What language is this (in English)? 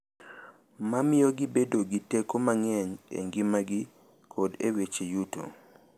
Luo (Kenya and Tanzania)